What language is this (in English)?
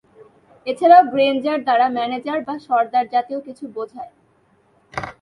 Bangla